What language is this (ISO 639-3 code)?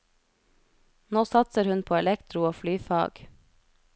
nor